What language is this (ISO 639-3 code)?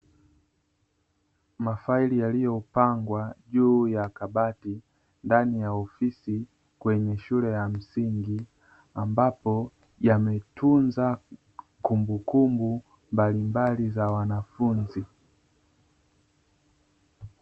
swa